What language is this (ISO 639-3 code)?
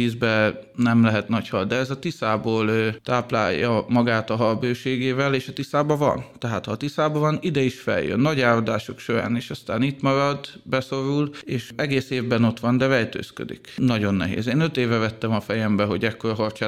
hun